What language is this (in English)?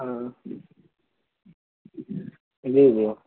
Urdu